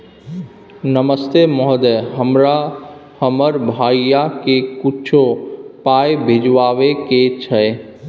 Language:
Maithili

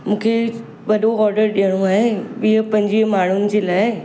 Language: Sindhi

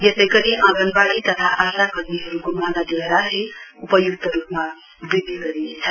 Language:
Nepali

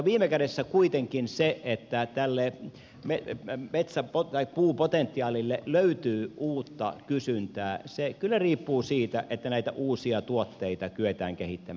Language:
Finnish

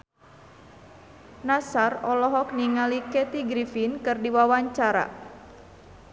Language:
Sundanese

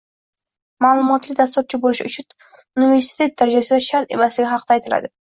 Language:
Uzbek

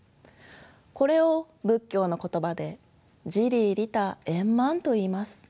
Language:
Japanese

